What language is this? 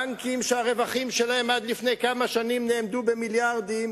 Hebrew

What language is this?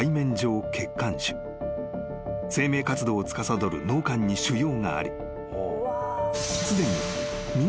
Japanese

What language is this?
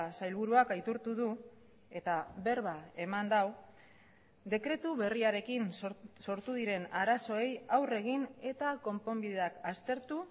Basque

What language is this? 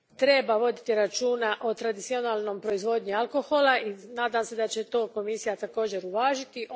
Croatian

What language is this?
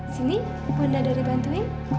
Indonesian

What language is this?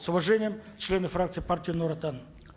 Kazakh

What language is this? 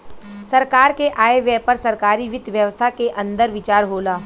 Bhojpuri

